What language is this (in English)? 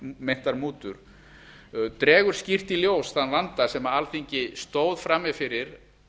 Icelandic